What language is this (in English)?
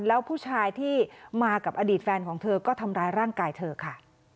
Thai